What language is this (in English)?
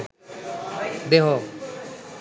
Bangla